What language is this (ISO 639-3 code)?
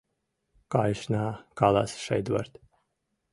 chm